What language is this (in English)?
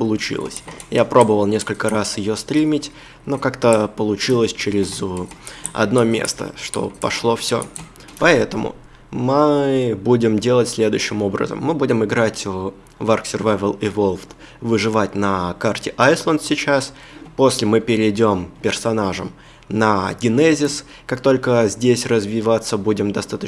Russian